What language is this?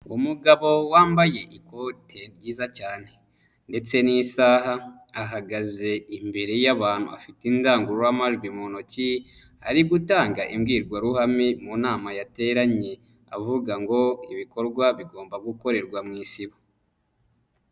Kinyarwanda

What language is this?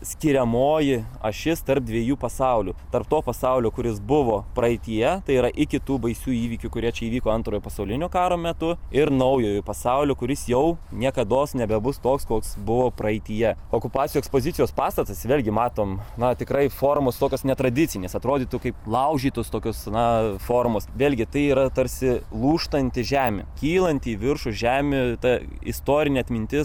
Lithuanian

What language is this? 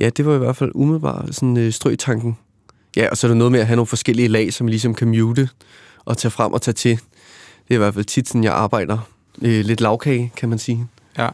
Danish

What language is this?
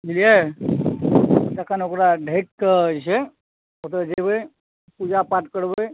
Maithili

